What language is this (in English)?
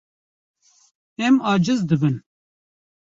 Kurdish